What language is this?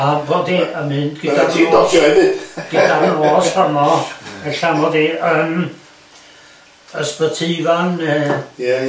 Welsh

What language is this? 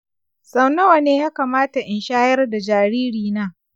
Hausa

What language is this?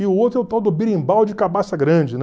Portuguese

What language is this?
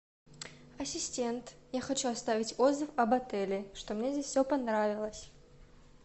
Russian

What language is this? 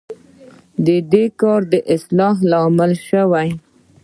Pashto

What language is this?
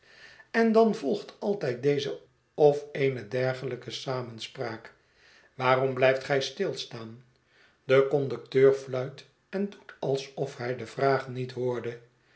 Dutch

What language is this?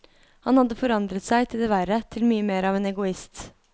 Norwegian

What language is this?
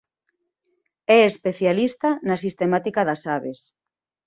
Galician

